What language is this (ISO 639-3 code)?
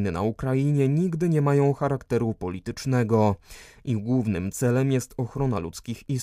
pol